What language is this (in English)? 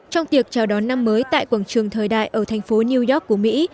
Vietnamese